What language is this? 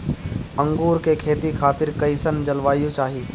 Bhojpuri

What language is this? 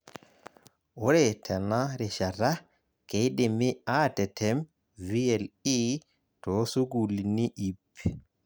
Masai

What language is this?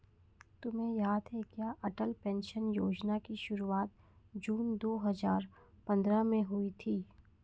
Hindi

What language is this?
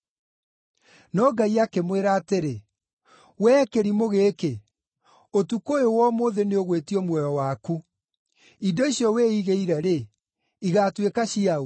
Kikuyu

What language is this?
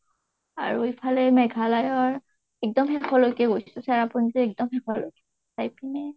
Assamese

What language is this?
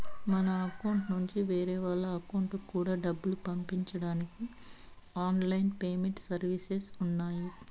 Telugu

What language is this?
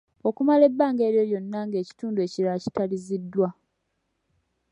Ganda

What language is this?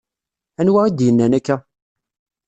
Kabyle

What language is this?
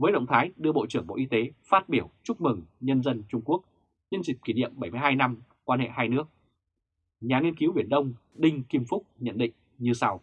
Vietnamese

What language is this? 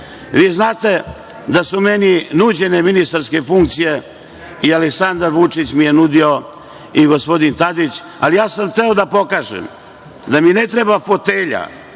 Serbian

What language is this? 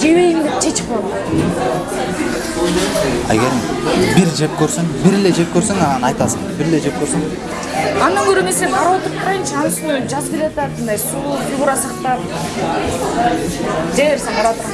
Turkish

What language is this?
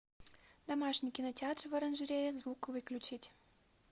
Russian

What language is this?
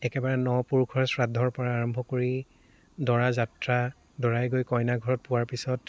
Assamese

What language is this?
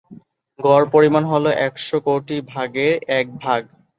Bangla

